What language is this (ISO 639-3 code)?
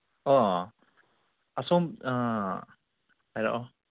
mni